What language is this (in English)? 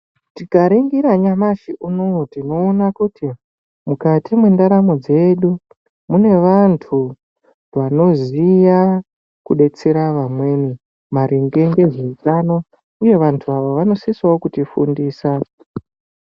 Ndau